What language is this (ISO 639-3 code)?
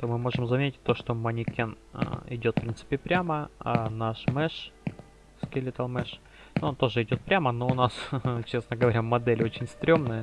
rus